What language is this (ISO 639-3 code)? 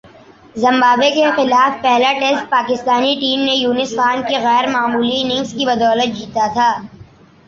urd